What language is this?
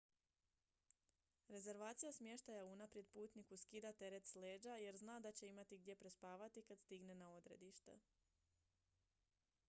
Croatian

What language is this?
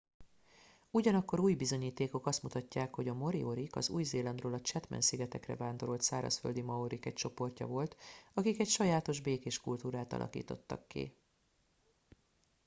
Hungarian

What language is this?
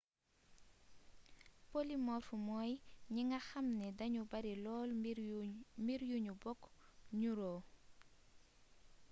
Wolof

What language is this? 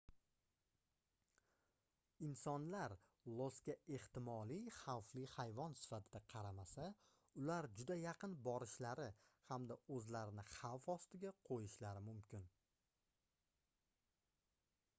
Uzbek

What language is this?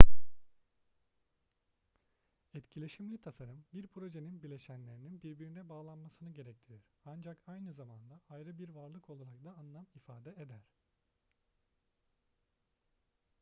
Turkish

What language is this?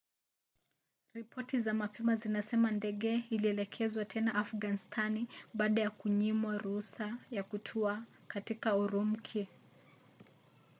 Swahili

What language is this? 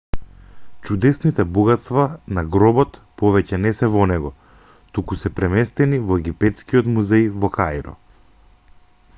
Macedonian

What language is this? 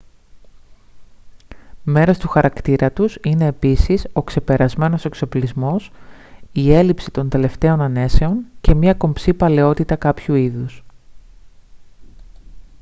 Greek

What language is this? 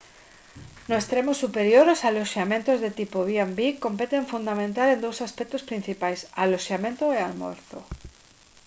Galician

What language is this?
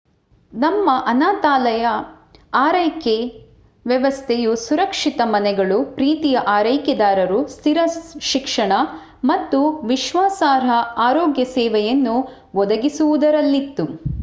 Kannada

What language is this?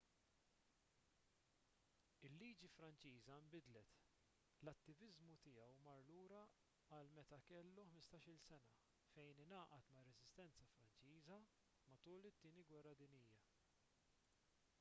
Maltese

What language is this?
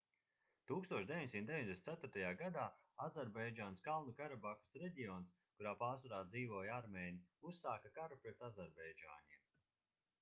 Latvian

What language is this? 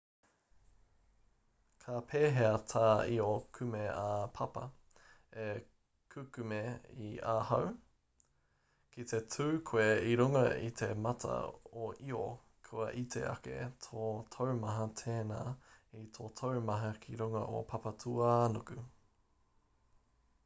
Māori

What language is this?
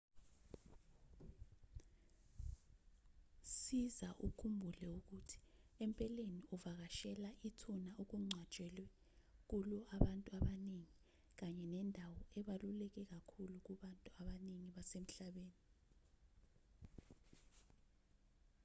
Zulu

